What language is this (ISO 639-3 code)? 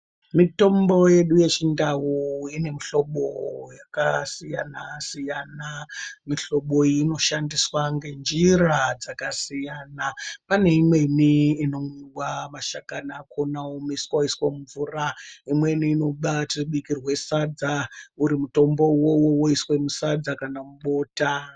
ndc